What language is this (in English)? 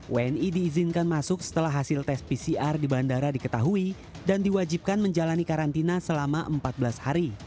Indonesian